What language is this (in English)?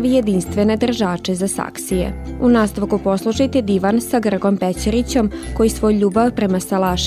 Croatian